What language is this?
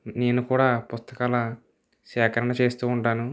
Telugu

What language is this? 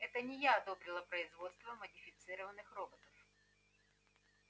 Russian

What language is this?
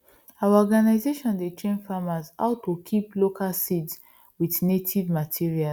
Nigerian Pidgin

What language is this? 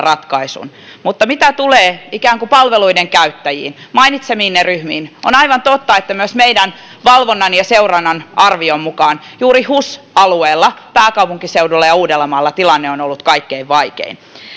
Finnish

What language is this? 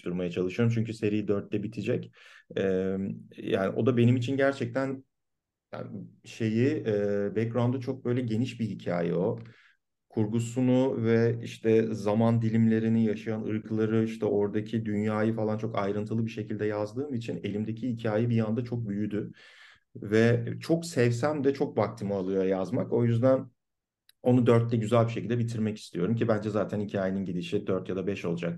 Turkish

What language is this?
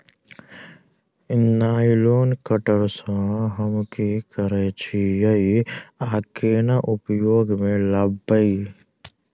Maithili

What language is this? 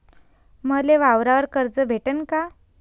Marathi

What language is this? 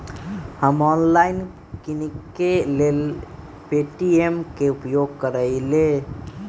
Magahi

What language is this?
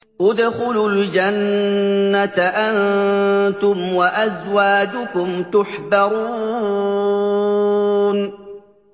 Arabic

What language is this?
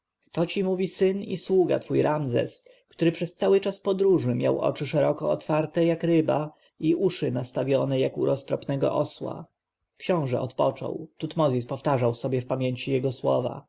Polish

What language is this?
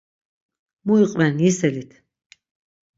Laz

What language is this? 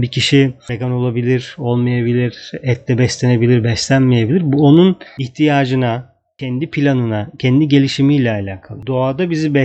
Turkish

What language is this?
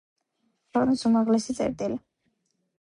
Georgian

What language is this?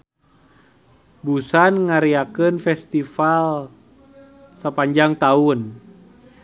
Sundanese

